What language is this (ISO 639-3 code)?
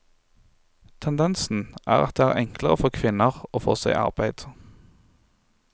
nor